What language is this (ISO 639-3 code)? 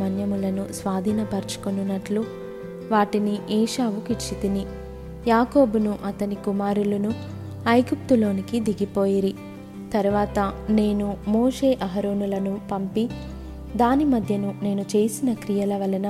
tel